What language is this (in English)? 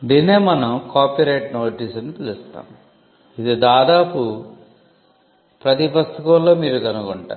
Telugu